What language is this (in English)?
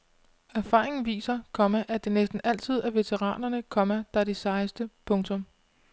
Danish